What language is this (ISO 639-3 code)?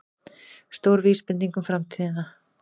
isl